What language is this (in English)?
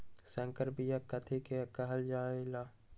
Magahi